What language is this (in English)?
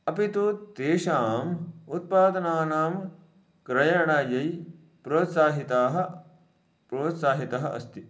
Sanskrit